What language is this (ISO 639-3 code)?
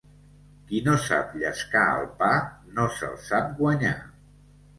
cat